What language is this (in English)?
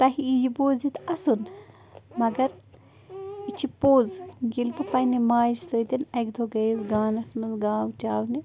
Kashmiri